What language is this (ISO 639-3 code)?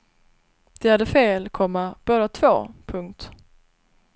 swe